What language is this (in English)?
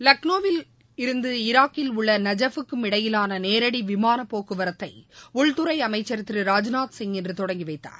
Tamil